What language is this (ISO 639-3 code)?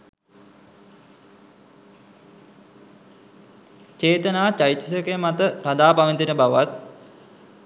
sin